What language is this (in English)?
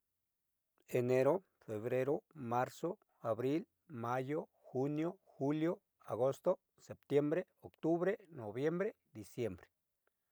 Southeastern Nochixtlán Mixtec